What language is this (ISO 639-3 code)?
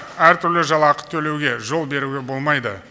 kaz